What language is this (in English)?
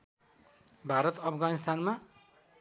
Nepali